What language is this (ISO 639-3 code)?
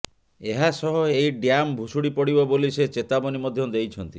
ori